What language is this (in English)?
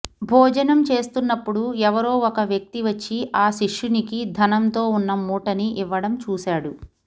Telugu